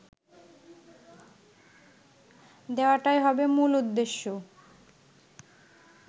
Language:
Bangla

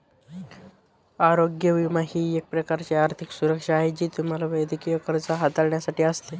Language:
Marathi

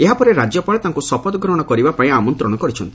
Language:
Odia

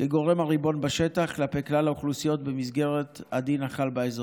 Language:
Hebrew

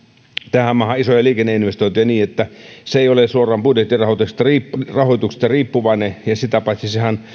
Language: Finnish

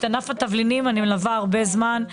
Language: Hebrew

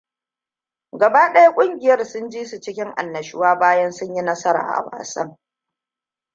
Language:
Hausa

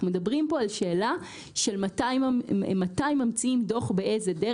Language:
Hebrew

